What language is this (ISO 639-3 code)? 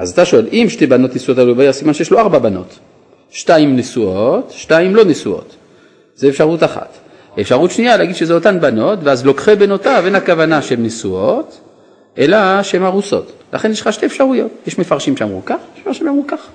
heb